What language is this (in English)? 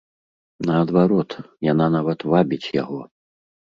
Belarusian